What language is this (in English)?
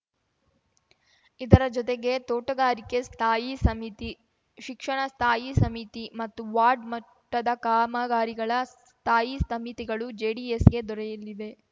Kannada